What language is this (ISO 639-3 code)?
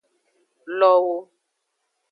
ajg